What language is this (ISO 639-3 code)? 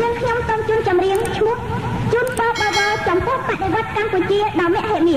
tha